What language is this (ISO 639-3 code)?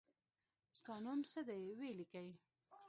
pus